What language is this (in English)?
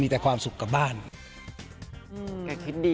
Thai